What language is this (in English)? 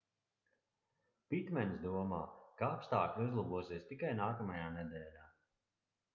Latvian